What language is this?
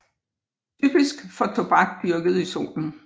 Danish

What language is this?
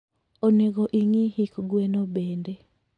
Luo (Kenya and Tanzania)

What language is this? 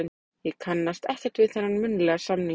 Icelandic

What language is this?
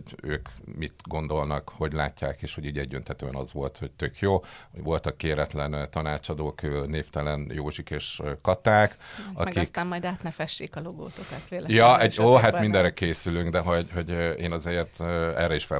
Hungarian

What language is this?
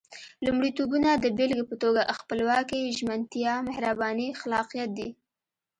Pashto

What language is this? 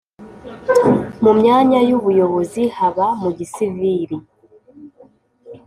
Kinyarwanda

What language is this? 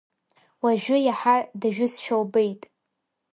Abkhazian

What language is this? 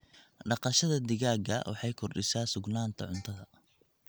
Somali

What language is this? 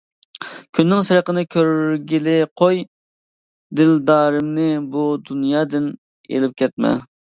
Uyghur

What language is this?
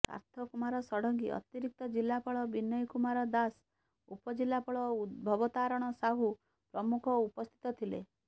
Odia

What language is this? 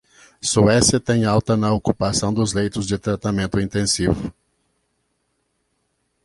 Portuguese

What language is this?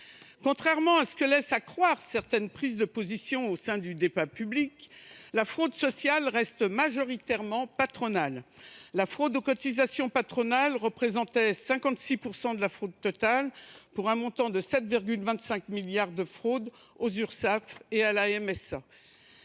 French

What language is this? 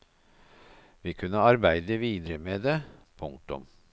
Norwegian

